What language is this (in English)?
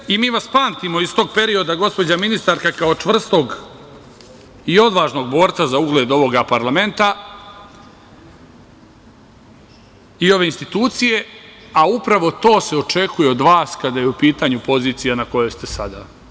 Serbian